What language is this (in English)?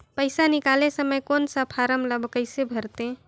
Chhattisgarhi